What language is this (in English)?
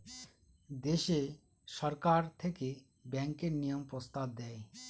Bangla